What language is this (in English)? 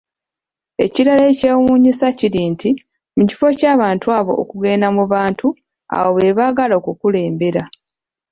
Ganda